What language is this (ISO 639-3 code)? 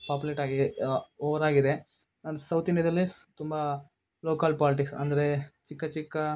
kan